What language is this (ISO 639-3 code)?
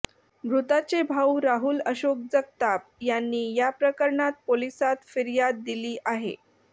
mar